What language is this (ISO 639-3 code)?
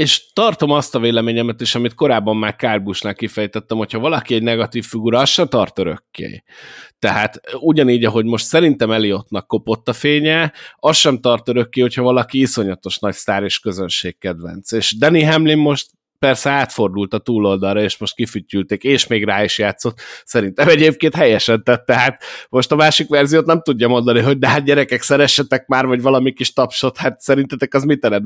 hun